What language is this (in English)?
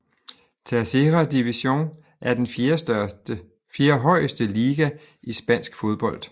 Danish